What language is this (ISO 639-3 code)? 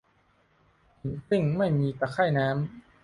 tha